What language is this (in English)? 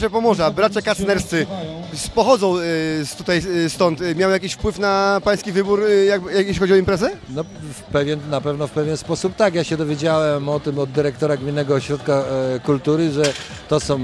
Polish